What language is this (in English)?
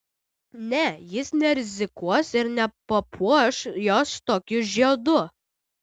Lithuanian